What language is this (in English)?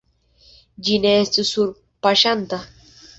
Esperanto